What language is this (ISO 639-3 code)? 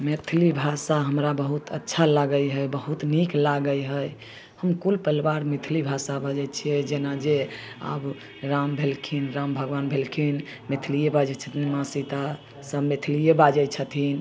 mai